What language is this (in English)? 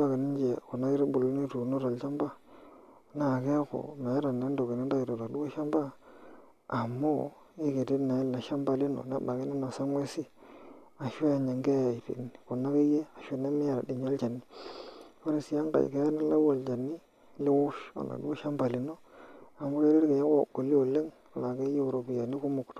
Masai